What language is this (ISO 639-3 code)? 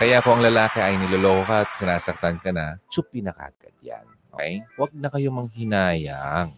fil